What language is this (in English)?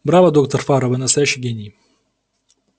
Russian